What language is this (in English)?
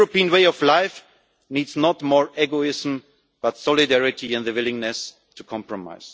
English